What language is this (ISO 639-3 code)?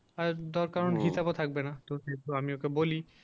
ben